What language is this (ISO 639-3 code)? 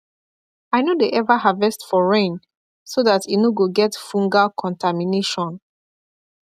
pcm